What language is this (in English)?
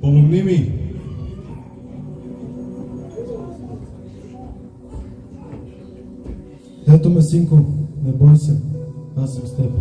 Bulgarian